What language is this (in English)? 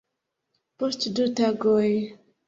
Esperanto